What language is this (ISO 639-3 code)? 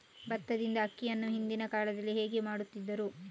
kan